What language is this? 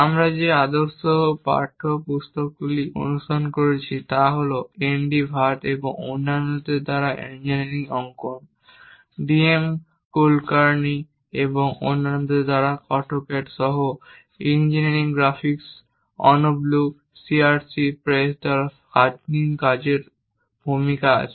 Bangla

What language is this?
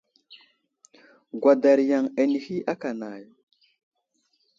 Wuzlam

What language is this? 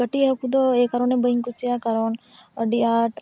Santali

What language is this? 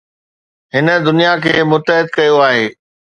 Sindhi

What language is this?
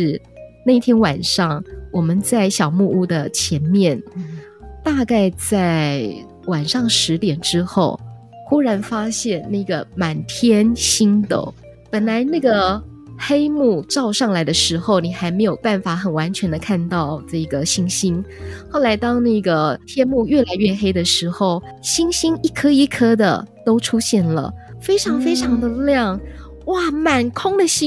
Chinese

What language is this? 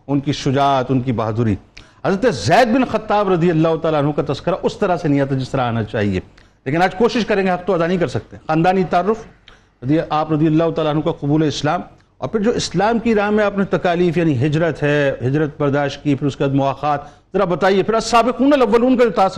Urdu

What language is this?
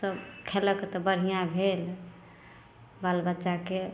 Maithili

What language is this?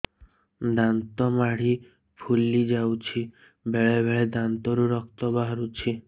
Odia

